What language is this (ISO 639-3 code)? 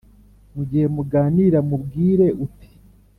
kin